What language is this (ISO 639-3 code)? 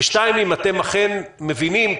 heb